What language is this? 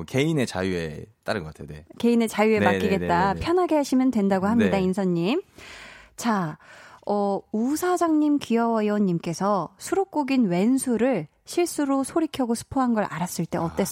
Korean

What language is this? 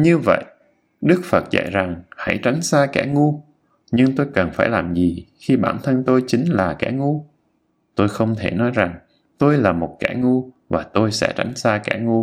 Vietnamese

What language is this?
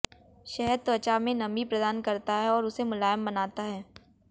Hindi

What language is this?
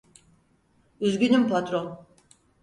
Turkish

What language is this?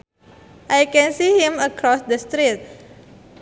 Sundanese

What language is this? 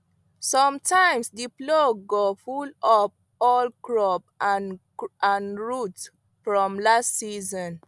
Nigerian Pidgin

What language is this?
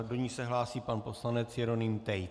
Czech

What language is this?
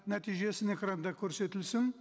Kazakh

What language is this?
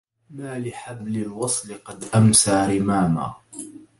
Arabic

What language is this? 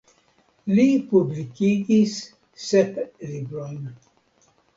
Esperanto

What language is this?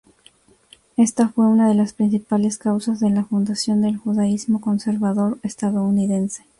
Spanish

